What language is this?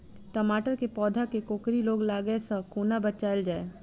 Maithili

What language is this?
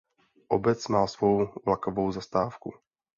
Czech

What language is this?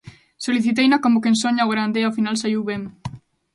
Galician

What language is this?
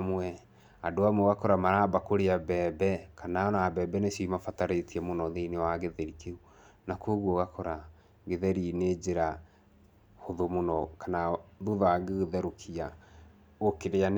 Kikuyu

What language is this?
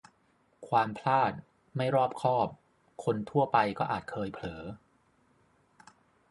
Thai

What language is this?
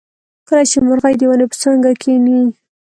Pashto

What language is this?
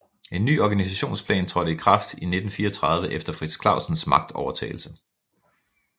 Danish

